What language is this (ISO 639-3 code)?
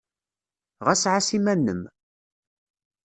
kab